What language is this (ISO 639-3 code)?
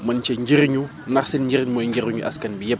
wol